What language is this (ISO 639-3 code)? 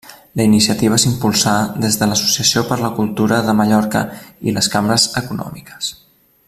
cat